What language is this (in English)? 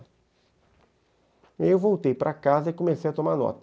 Portuguese